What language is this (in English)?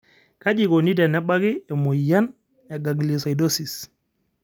Masai